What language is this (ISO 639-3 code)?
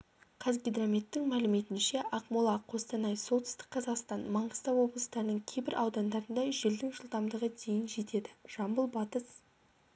kaz